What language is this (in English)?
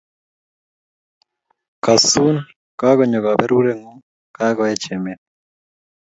Kalenjin